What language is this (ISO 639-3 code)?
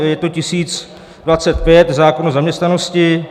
ces